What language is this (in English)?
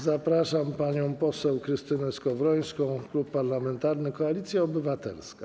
Polish